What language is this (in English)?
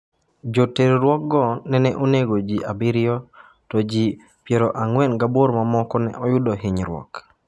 Luo (Kenya and Tanzania)